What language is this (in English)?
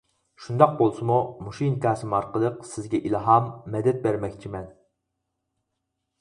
Uyghur